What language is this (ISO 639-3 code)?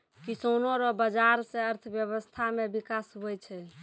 mai